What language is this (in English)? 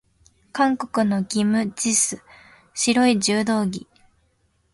Japanese